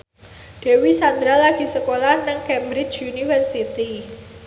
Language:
Javanese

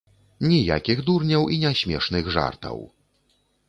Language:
Belarusian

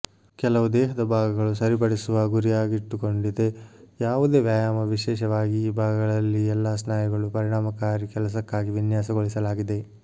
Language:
Kannada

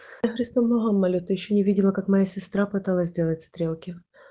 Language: Russian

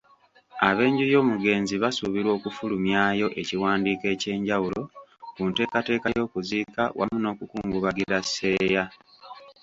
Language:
Ganda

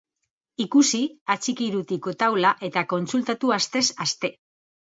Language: Basque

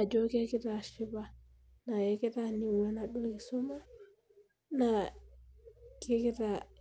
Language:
Masai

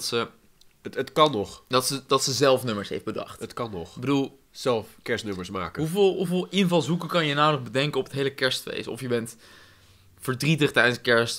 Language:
Dutch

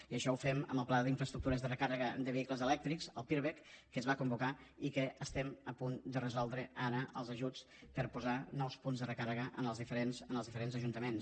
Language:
Catalan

